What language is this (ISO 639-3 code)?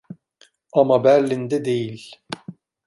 tur